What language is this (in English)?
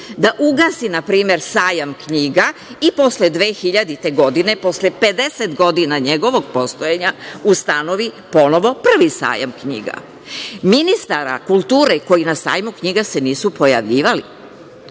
Serbian